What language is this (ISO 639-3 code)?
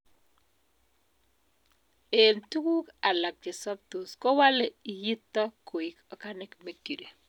kln